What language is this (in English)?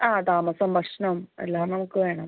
Malayalam